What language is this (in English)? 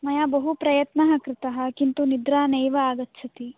Sanskrit